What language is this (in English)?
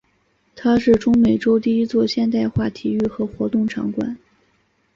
Chinese